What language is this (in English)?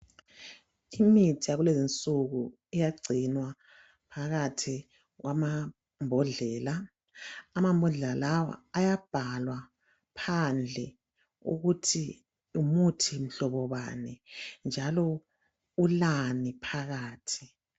North Ndebele